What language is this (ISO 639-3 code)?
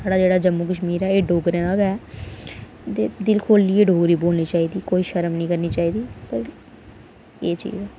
doi